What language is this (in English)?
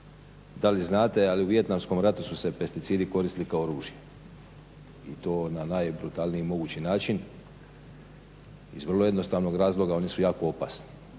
Croatian